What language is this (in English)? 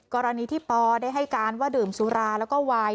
Thai